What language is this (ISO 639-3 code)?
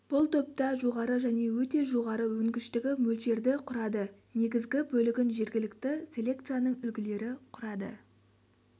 kaz